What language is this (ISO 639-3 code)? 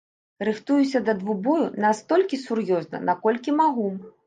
bel